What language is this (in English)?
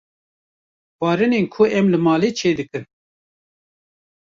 Kurdish